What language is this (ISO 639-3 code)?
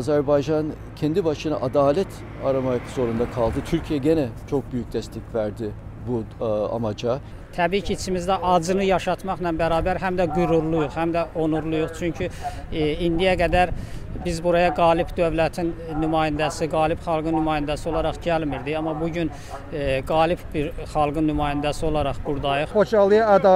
tur